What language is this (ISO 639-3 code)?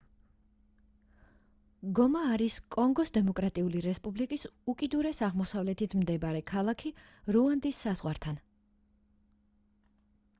kat